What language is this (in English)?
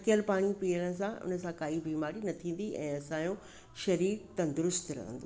Sindhi